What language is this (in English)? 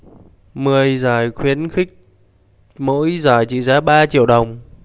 Vietnamese